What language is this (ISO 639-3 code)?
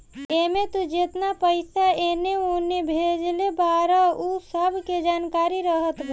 bho